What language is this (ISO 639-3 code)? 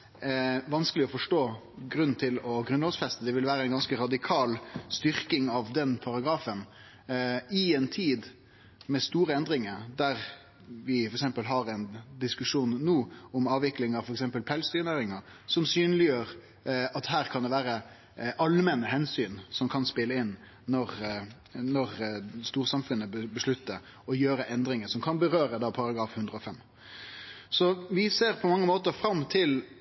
nno